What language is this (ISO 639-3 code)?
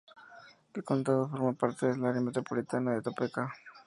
spa